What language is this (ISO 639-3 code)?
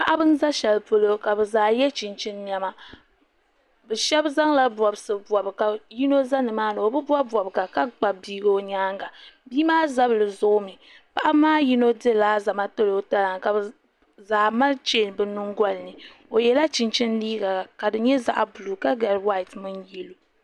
dag